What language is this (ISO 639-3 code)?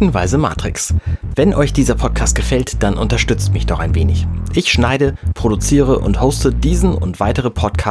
deu